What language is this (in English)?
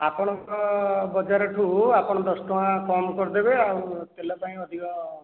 Odia